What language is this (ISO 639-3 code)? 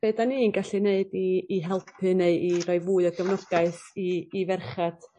cym